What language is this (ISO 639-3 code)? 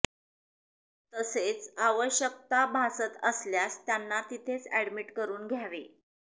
mar